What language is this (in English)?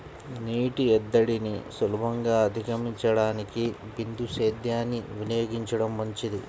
Telugu